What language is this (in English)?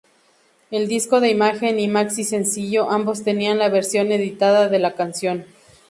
Spanish